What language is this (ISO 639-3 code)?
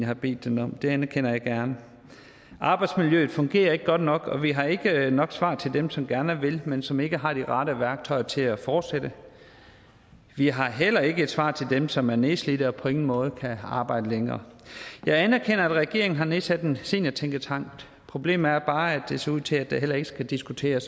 dan